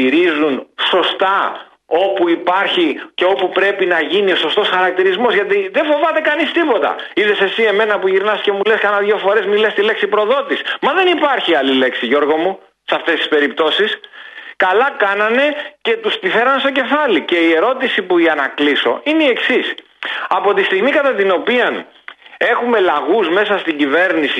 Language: Greek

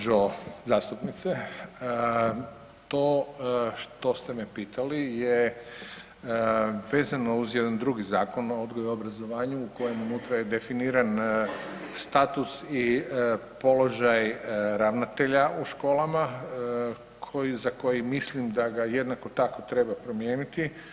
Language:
Croatian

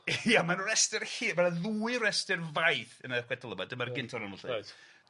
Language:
Welsh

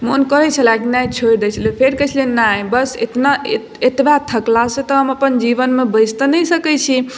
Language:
Maithili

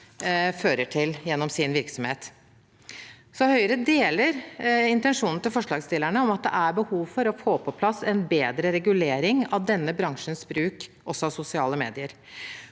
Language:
Norwegian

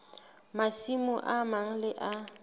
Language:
Southern Sotho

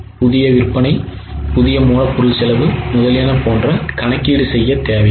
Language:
Tamil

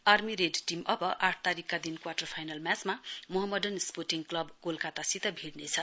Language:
Nepali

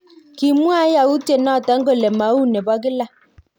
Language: Kalenjin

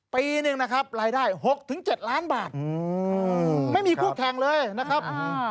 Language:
Thai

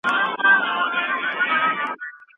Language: Pashto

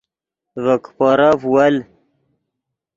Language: Yidgha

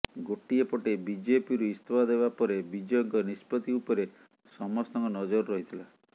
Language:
Odia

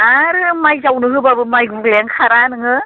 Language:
Bodo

